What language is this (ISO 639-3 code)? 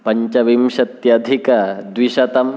san